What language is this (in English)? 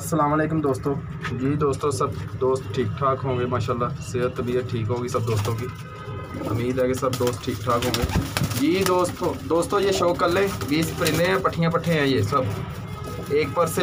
Hindi